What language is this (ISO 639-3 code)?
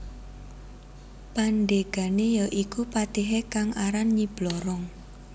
jav